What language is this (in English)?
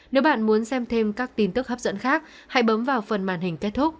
Vietnamese